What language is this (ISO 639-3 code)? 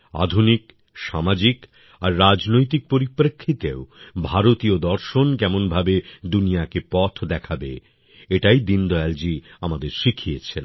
ben